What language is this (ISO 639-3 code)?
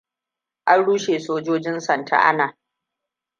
hau